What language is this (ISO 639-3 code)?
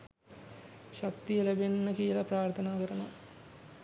sin